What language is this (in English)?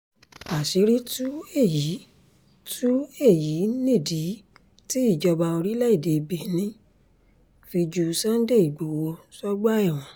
Yoruba